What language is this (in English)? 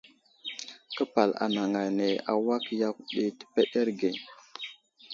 Wuzlam